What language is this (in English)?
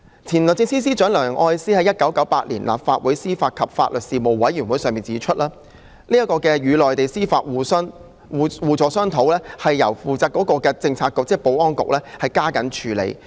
Cantonese